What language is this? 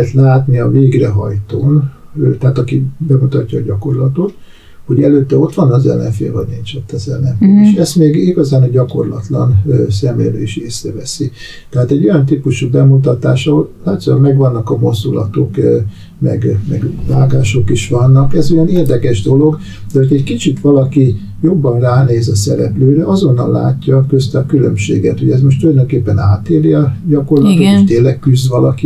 Hungarian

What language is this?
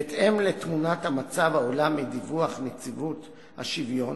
Hebrew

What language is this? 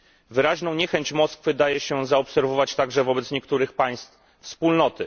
Polish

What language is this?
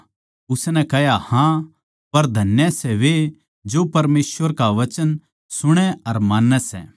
Haryanvi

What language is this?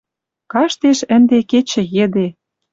Western Mari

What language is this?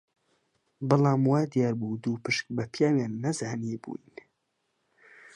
Central Kurdish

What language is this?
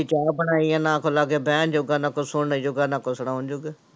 Punjabi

